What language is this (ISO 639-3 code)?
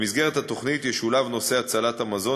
heb